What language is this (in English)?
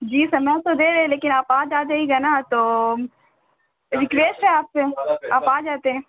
Urdu